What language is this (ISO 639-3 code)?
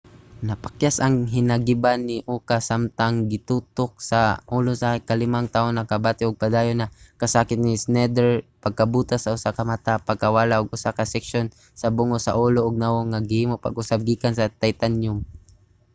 ceb